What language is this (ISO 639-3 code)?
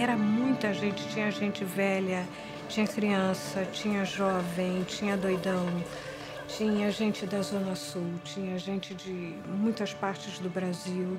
por